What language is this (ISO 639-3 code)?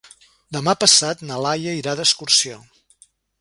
cat